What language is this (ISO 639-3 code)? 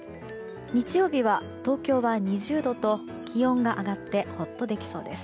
jpn